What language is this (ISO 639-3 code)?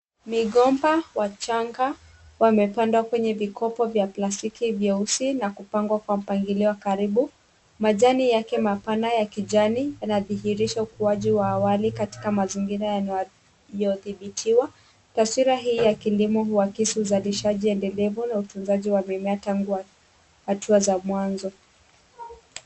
swa